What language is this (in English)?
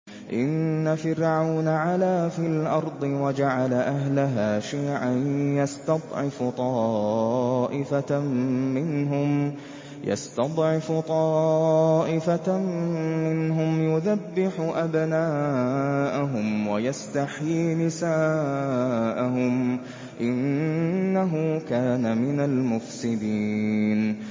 Arabic